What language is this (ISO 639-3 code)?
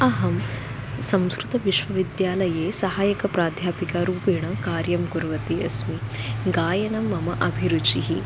san